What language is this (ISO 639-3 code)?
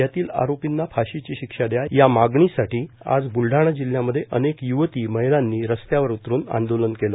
mar